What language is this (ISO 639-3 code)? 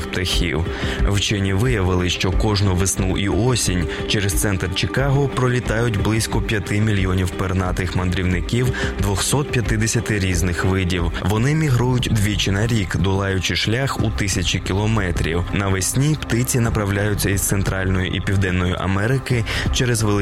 ukr